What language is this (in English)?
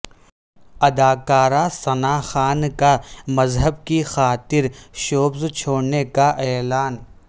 Urdu